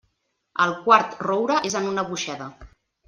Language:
Catalan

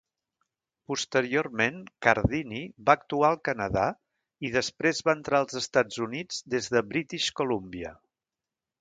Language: Catalan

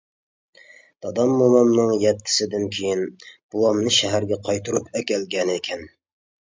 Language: Uyghur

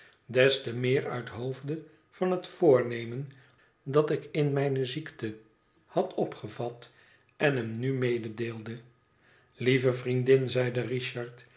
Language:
Dutch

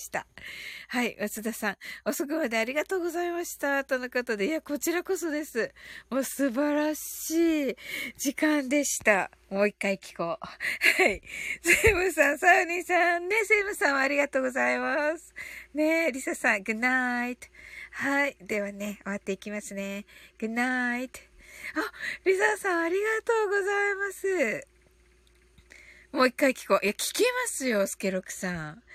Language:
Japanese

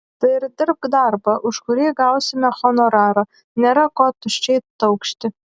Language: Lithuanian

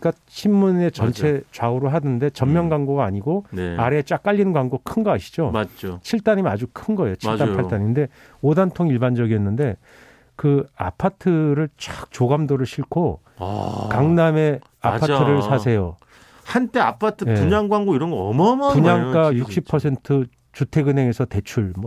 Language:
Korean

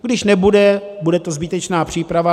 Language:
Czech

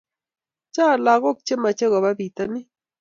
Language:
Kalenjin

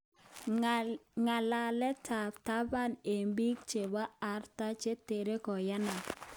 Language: Kalenjin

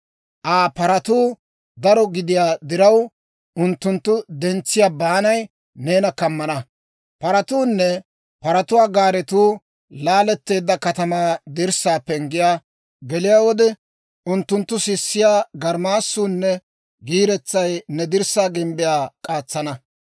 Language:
Dawro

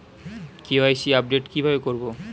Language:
Bangla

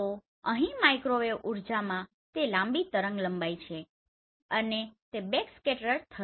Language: Gujarati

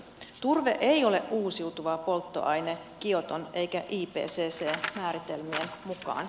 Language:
Finnish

